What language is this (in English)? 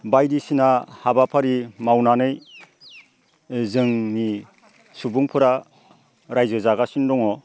Bodo